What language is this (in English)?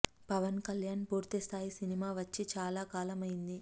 Telugu